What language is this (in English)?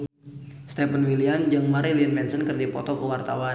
Sundanese